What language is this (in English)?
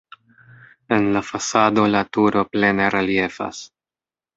Esperanto